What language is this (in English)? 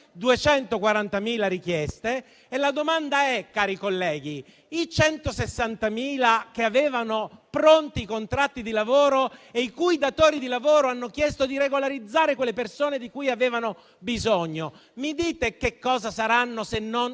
Italian